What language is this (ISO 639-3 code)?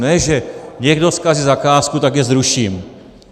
ces